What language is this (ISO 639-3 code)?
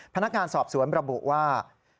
tha